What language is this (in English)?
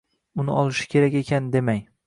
Uzbek